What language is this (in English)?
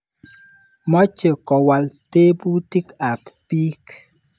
Kalenjin